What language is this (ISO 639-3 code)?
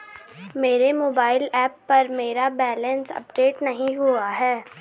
hin